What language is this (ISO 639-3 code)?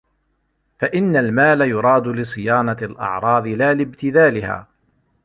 ara